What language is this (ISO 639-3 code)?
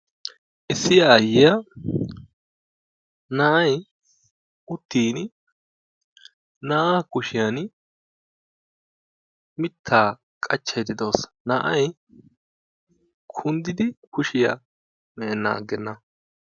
wal